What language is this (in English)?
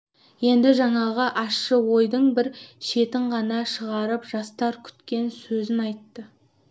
Kazakh